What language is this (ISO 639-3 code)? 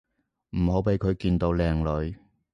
yue